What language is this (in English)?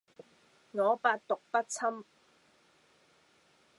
Cantonese